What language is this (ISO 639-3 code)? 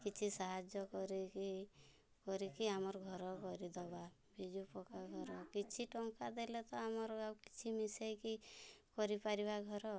ori